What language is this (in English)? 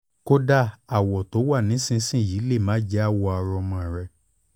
Yoruba